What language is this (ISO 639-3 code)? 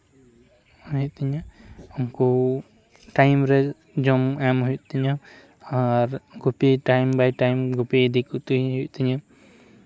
sat